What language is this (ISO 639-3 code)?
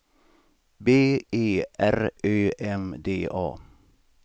swe